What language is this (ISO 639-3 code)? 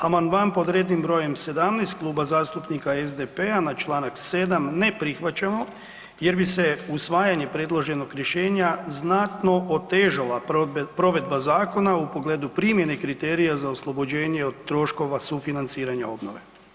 hrv